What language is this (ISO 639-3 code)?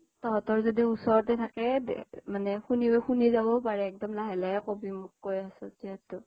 asm